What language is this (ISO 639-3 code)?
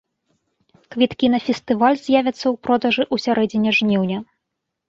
bel